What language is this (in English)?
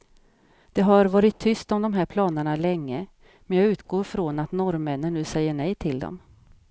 Swedish